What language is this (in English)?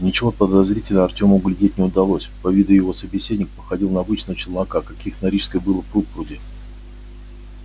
Russian